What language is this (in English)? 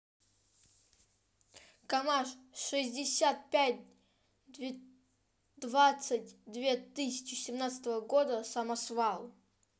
Russian